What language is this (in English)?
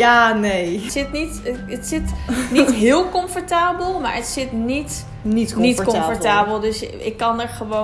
Dutch